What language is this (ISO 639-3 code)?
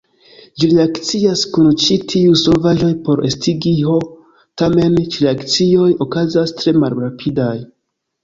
epo